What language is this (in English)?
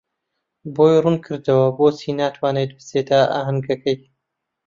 Central Kurdish